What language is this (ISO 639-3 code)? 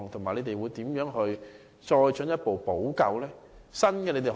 yue